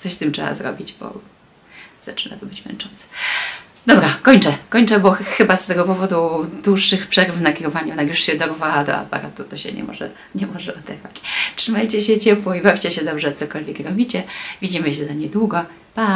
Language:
Polish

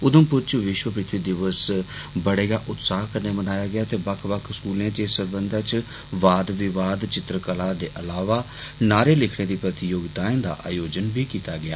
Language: Dogri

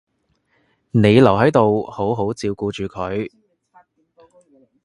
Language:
Cantonese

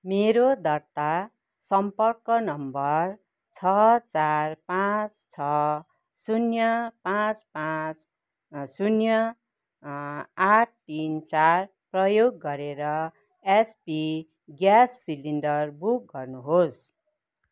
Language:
Nepali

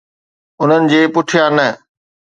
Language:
Sindhi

